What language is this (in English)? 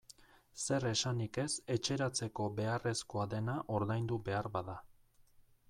Basque